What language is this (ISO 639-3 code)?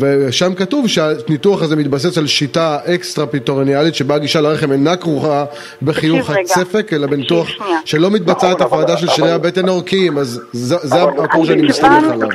heb